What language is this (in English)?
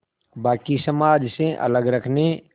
Hindi